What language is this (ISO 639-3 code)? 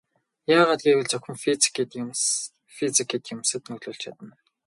mon